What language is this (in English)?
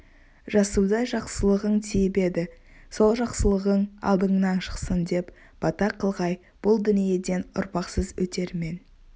Kazakh